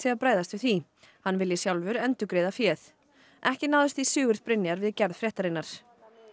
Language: Icelandic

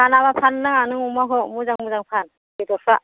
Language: Bodo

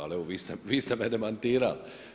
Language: Croatian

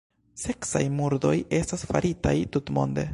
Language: Esperanto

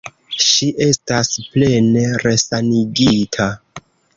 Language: Esperanto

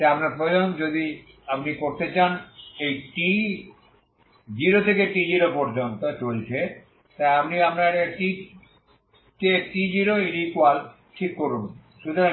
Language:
Bangla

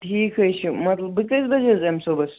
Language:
Kashmiri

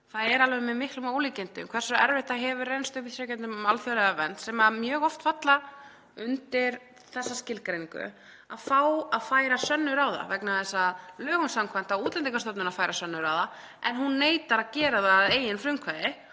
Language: Icelandic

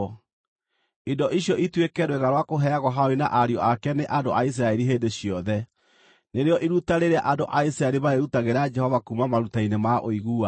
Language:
Kikuyu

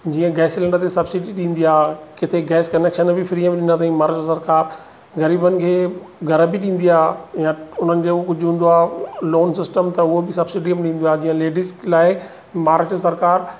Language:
Sindhi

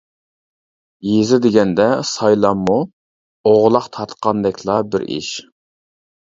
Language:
Uyghur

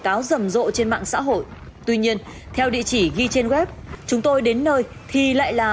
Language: Vietnamese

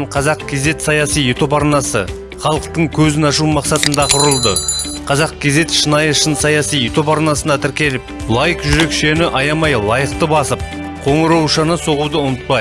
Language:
Turkish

